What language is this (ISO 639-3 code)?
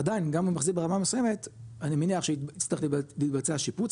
heb